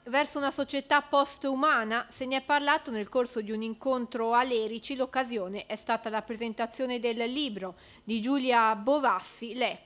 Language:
Italian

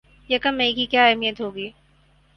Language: Urdu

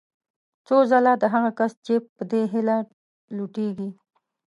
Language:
Pashto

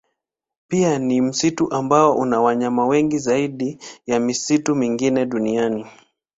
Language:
Swahili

